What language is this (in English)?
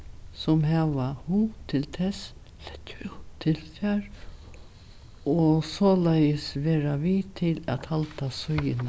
Faroese